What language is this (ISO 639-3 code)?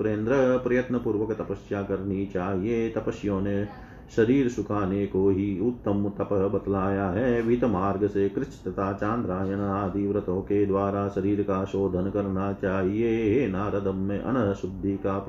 hin